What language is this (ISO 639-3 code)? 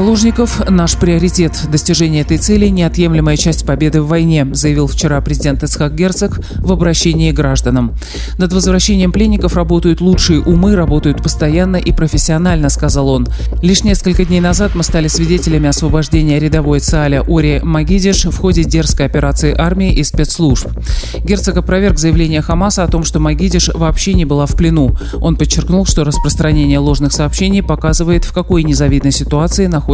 rus